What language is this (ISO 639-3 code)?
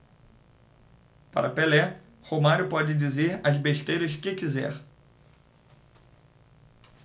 por